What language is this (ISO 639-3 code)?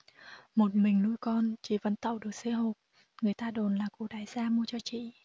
vie